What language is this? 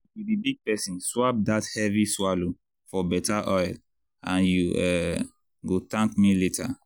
Nigerian Pidgin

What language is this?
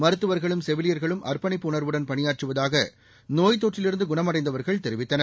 Tamil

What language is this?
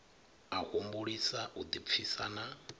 Venda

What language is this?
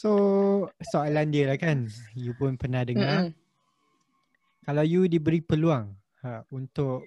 Malay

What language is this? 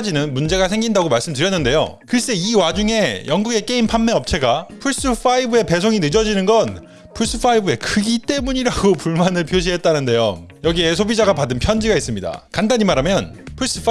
Korean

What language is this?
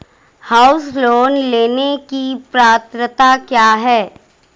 Hindi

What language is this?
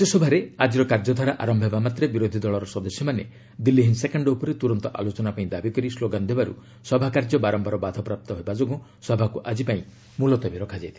Odia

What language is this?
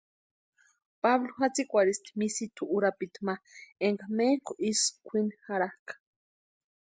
Western Highland Purepecha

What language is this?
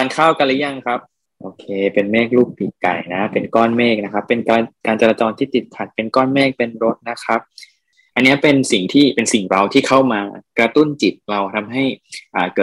Thai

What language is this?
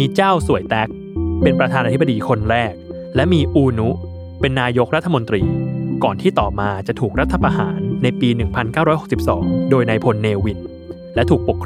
Thai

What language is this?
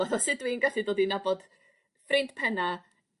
Welsh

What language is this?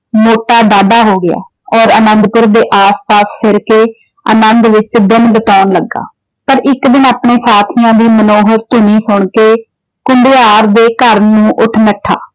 Punjabi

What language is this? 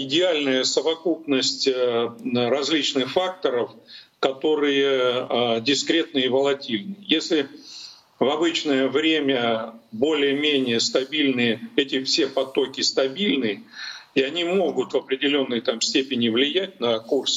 Russian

